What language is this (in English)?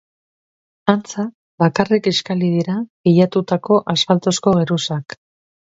Basque